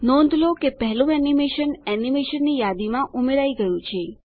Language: Gujarati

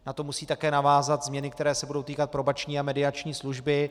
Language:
Czech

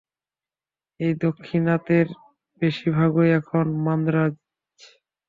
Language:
Bangla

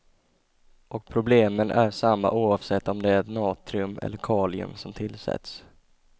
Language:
Swedish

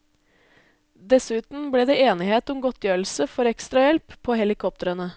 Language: Norwegian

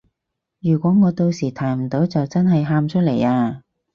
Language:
Cantonese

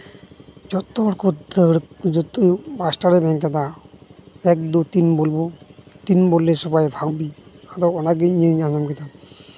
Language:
Santali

